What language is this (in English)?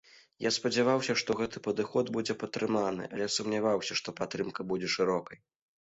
Belarusian